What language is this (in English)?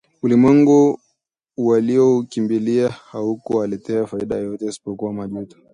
Swahili